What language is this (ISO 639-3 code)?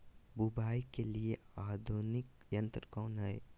mag